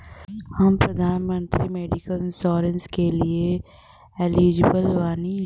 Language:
Bhojpuri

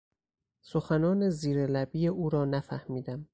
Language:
Persian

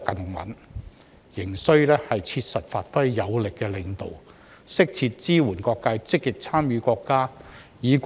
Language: Cantonese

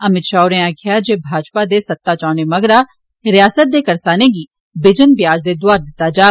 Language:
Dogri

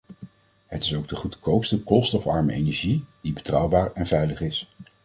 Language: Dutch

